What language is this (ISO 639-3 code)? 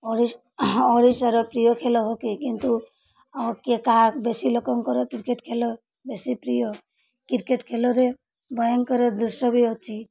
ori